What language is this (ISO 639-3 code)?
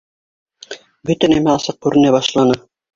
bak